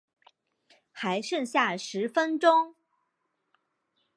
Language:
Chinese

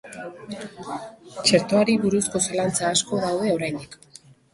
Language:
Basque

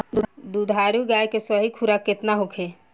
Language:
Bhojpuri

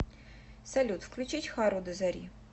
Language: Russian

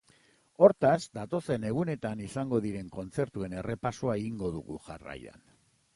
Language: Basque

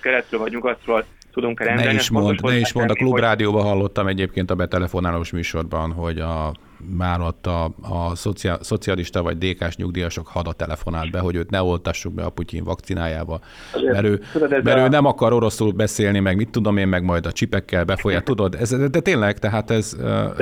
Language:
Hungarian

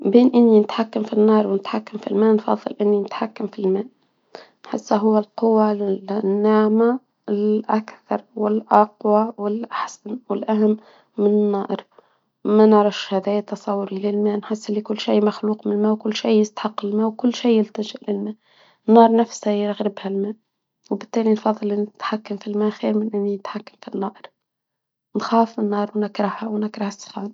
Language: Tunisian Arabic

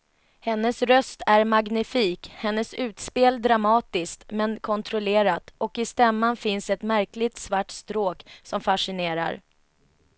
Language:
Swedish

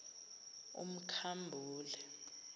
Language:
Zulu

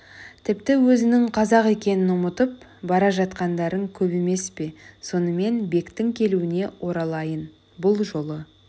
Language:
Kazakh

